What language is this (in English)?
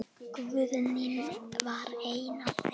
Icelandic